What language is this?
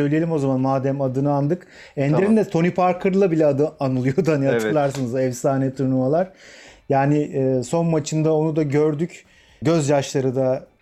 Turkish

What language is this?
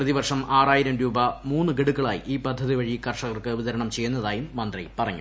Malayalam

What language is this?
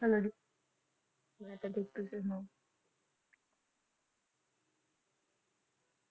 Punjabi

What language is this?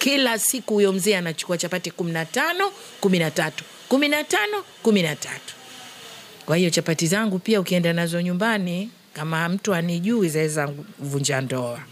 Swahili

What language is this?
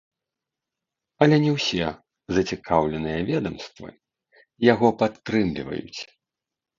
Belarusian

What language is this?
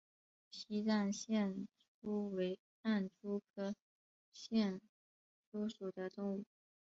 Chinese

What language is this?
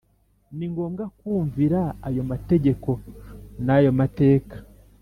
Kinyarwanda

